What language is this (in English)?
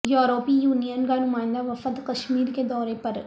Urdu